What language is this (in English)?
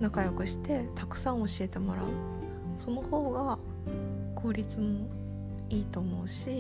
Japanese